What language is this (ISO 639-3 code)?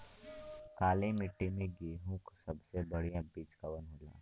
bho